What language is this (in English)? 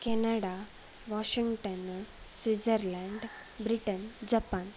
Sanskrit